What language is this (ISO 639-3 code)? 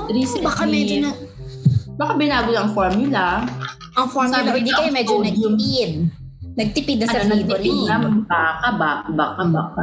fil